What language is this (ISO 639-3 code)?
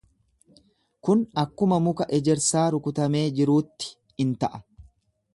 orm